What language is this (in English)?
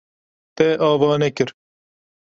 Kurdish